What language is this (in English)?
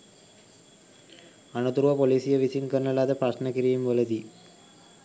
Sinhala